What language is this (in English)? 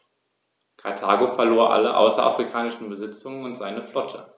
German